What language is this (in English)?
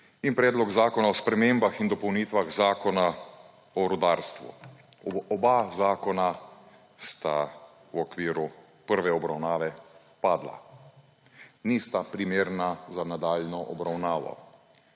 Slovenian